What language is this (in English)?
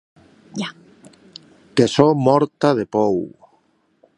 Occitan